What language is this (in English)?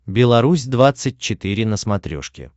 Russian